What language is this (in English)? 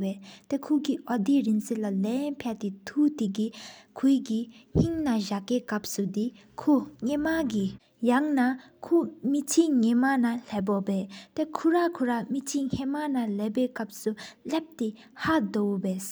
Sikkimese